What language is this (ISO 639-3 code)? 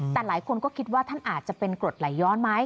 tha